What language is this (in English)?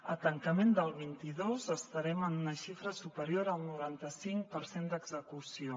Catalan